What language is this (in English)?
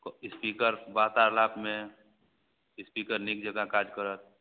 Maithili